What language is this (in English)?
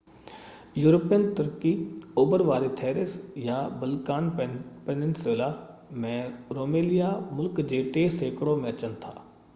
Sindhi